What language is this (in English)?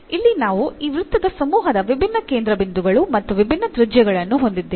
Kannada